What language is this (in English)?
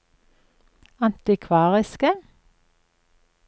Norwegian